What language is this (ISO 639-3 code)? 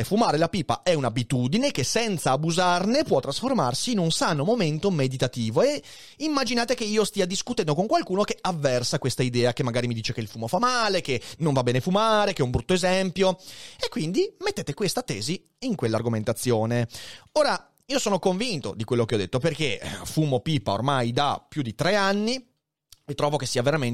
ita